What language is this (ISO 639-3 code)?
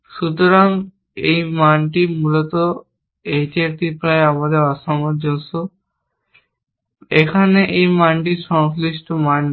ben